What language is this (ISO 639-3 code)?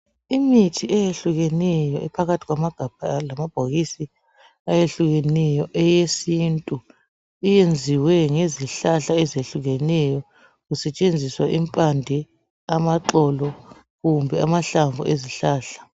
nde